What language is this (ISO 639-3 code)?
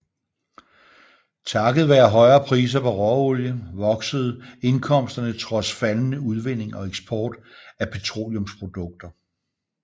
dan